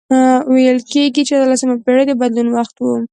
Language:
Pashto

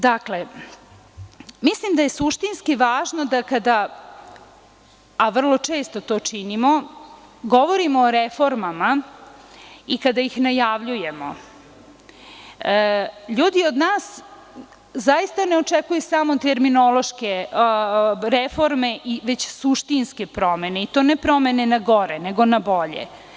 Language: Serbian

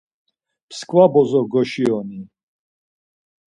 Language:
Laz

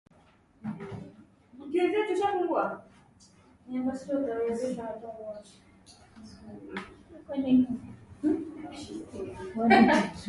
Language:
Swahili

